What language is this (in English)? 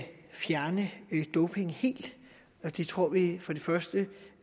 Danish